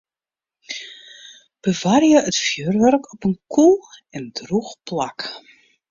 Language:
Western Frisian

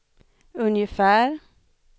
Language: Swedish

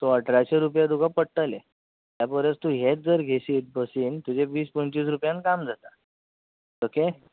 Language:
Konkani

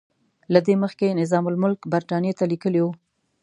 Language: Pashto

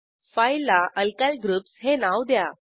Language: Marathi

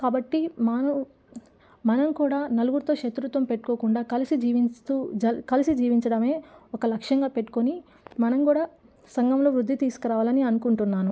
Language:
Telugu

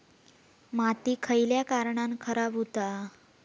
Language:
Marathi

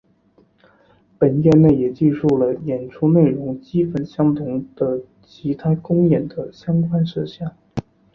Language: Chinese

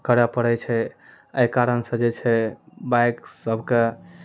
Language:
Maithili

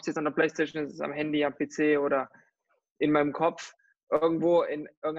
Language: German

